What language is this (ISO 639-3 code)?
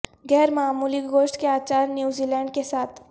urd